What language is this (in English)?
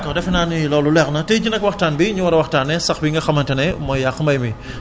Wolof